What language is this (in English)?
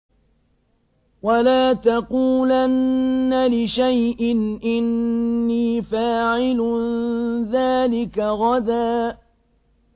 Arabic